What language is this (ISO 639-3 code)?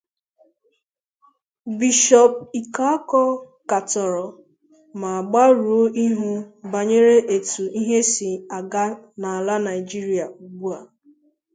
ibo